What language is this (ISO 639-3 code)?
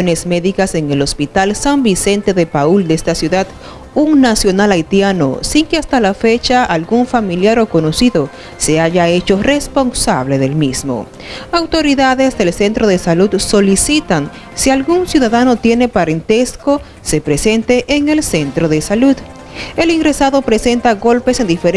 spa